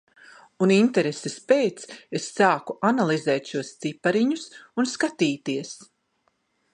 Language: Latvian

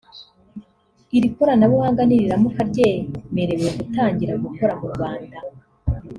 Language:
Kinyarwanda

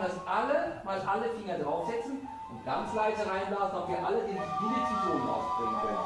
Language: German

